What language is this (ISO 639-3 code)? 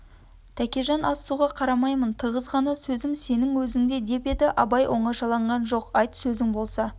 kaz